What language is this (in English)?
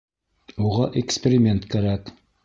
Bashkir